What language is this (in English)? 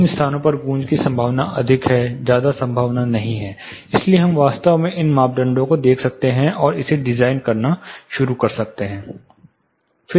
Hindi